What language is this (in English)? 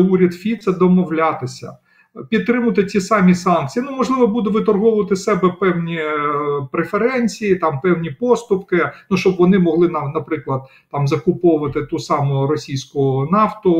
Ukrainian